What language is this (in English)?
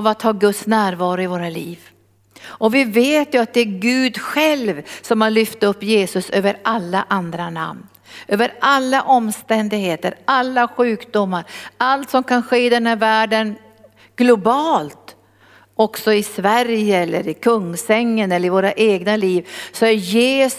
Swedish